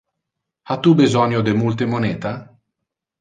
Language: Interlingua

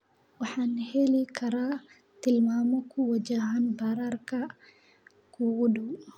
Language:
Somali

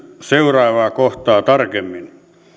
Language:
Finnish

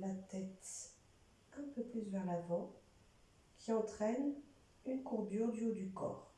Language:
French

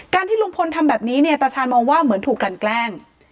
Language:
Thai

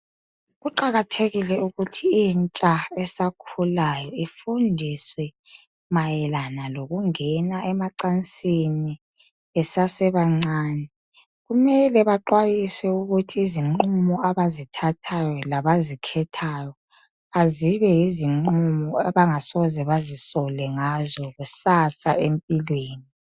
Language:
North Ndebele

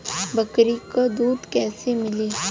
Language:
Bhojpuri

